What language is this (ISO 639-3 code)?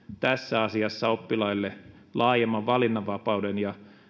fin